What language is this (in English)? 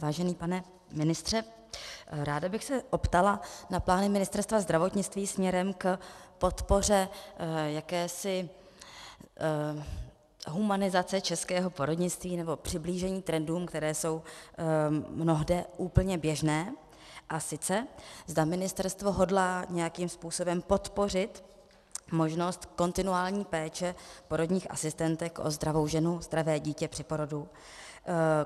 Czech